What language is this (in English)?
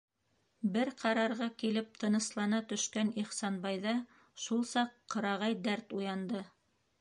Bashkir